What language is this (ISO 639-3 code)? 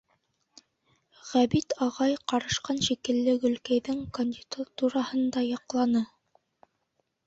bak